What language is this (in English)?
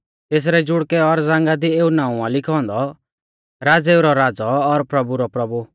Mahasu Pahari